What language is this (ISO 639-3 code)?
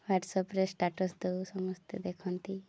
ori